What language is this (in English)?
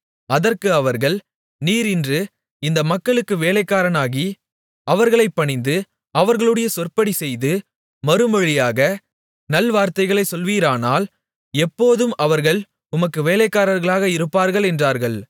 Tamil